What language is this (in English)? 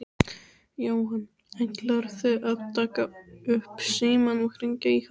Icelandic